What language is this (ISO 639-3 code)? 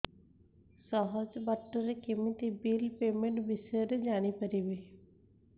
ori